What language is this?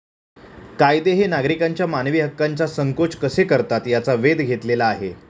Marathi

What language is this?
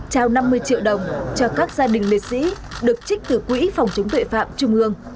Vietnamese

